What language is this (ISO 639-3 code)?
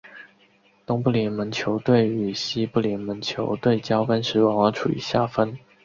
zho